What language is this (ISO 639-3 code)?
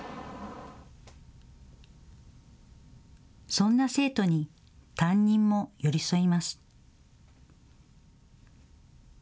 jpn